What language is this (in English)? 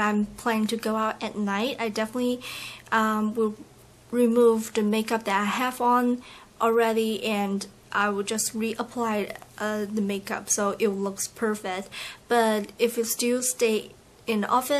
English